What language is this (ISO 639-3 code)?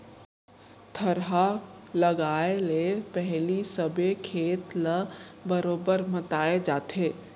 hne